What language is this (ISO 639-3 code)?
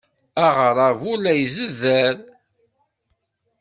kab